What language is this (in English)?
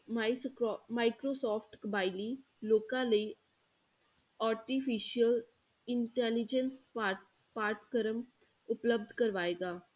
Punjabi